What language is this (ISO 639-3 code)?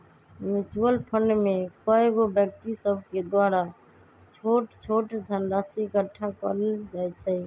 mag